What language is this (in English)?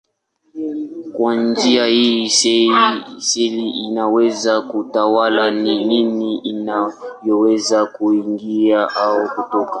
Swahili